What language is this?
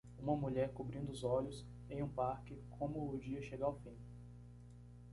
Portuguese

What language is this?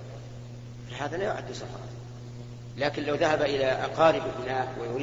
Arabic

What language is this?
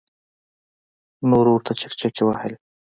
Pashto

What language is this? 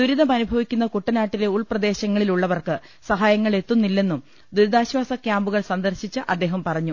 Malayalam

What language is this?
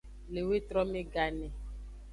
Aja (Benin)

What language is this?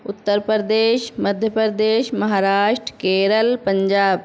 Urdu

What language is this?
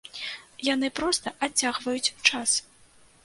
Belarusian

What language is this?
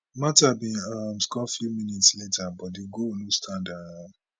Nigerian Pidgin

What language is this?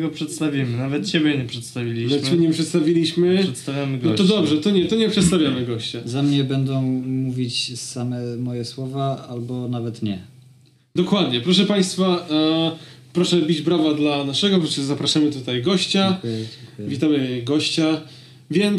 Polish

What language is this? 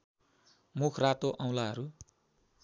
Nepali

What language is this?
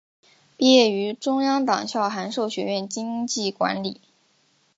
Chinese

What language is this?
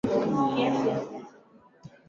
Swahili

